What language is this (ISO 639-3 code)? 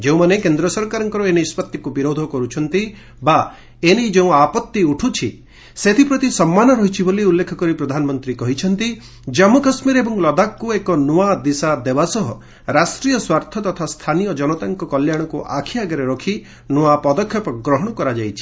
ori